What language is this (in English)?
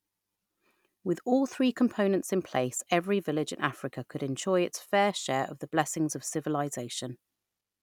English